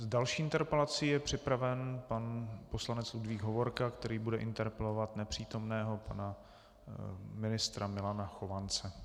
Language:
Czech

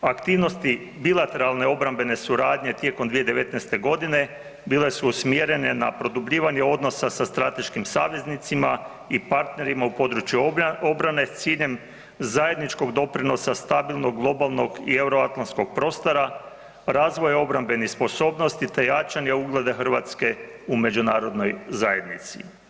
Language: Croatian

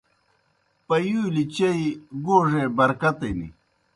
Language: Kohistani Shina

